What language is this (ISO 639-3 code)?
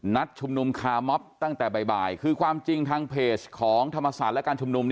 tha